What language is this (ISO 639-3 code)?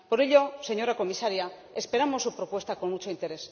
spa